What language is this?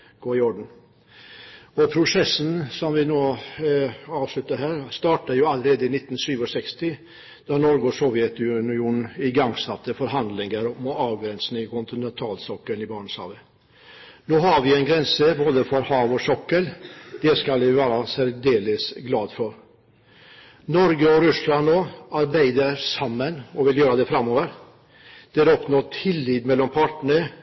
Norwegian Bokmål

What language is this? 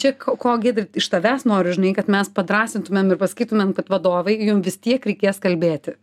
Lithuanian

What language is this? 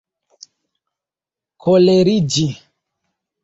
Esperanto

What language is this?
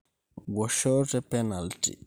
Masai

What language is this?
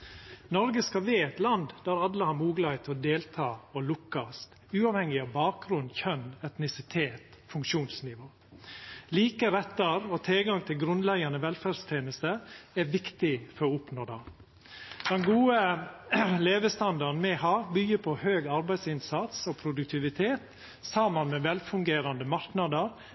Norwegian Nynorsk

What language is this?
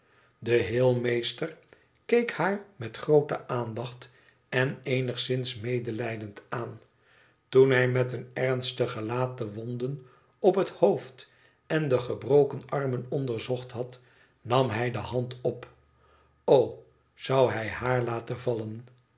Dutch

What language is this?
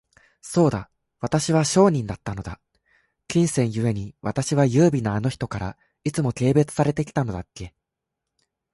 Japanese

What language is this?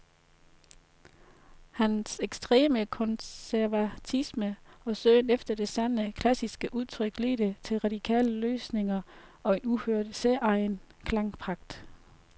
Danish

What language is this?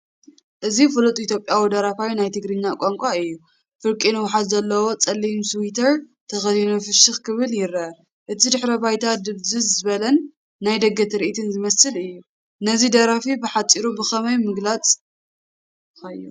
Tigrinya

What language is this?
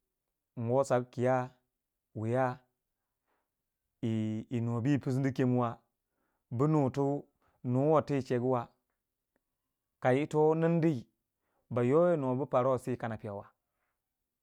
Waja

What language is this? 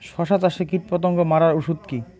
Bangla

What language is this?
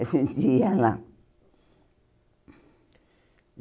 Portuguese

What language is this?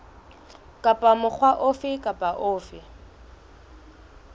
Southern Sotho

